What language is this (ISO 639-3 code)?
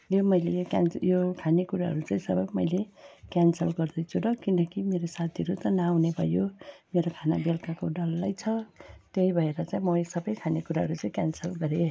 nep